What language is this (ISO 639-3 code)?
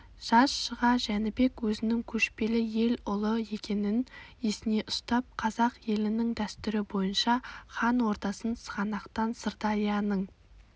kaz